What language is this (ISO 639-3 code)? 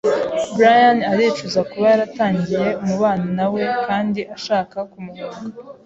kin